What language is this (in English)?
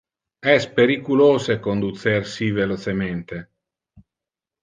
Interlingua